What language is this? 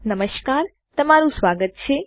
Gujarati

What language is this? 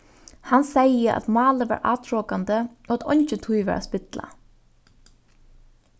Faroese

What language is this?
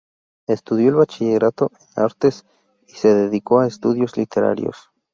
Spanish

